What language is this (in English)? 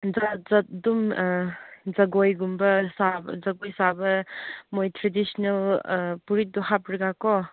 Manipuri